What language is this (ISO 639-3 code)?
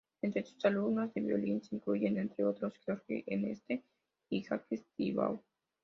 spa